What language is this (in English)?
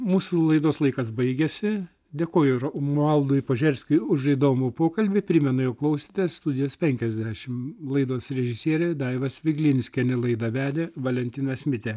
Lithuanian